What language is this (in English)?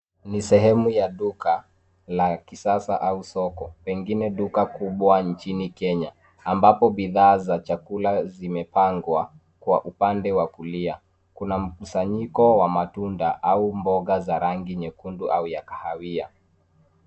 Swahili